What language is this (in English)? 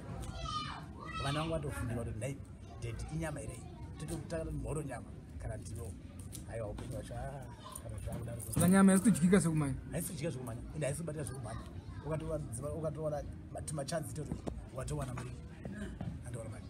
Indonesian